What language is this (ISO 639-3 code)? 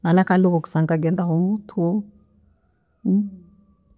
ttj